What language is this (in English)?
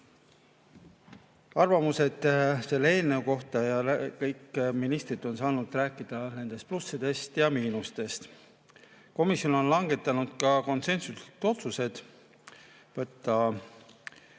Estonian